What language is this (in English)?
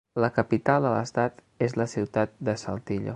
Catalan